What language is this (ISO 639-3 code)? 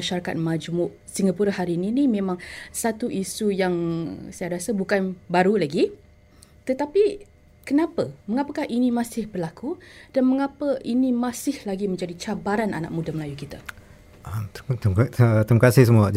msa